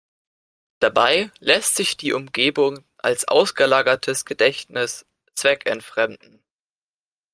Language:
German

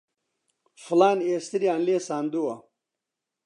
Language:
Central Kurdish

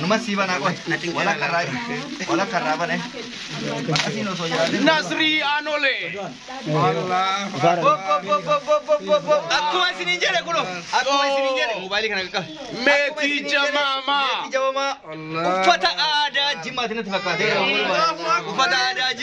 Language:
Arabic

